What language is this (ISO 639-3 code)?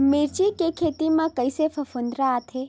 hne